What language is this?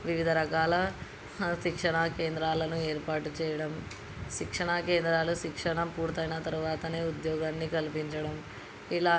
Telugu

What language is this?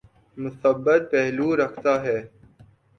Urdu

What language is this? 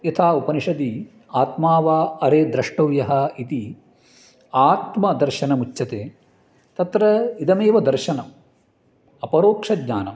Sanskrit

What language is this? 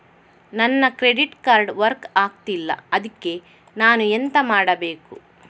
Kannada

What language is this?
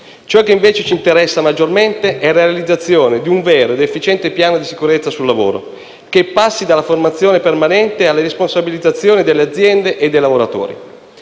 Italian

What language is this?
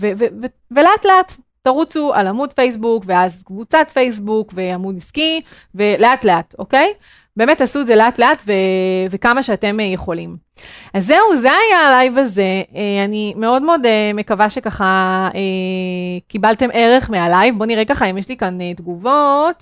Hebrew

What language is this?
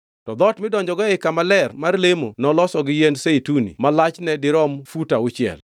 Luo (Kenya and Tanzania)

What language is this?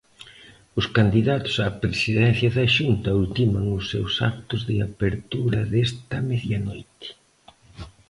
Galician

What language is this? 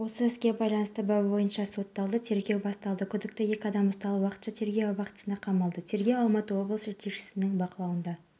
Kazakh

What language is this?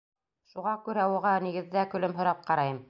Bashkir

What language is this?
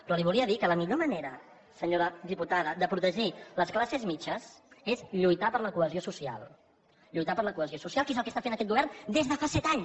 Catalan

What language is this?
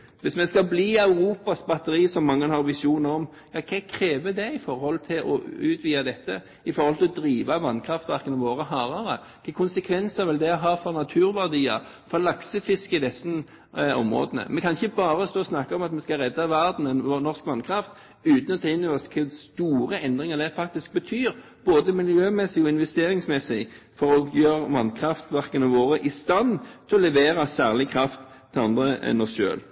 Norwegian Bokmål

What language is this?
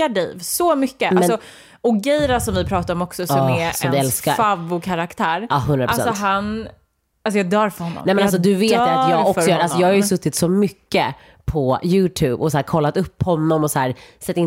Swedish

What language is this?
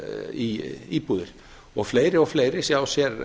Icelandic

